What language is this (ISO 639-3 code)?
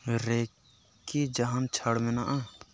sat